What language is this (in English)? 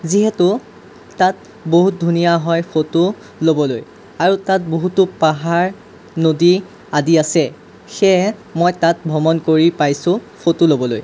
Assamese